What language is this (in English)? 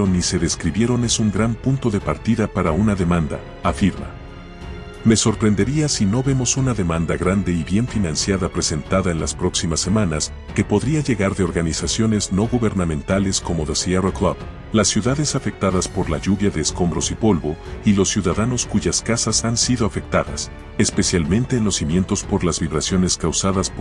Spanish